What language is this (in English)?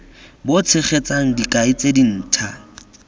Tswana